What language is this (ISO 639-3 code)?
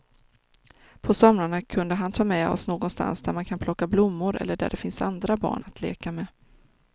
swe